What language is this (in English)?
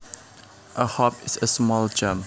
Javanese